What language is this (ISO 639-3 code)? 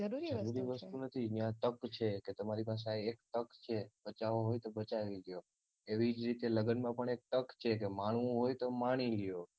guj